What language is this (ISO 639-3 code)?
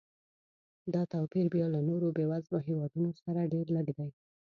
pus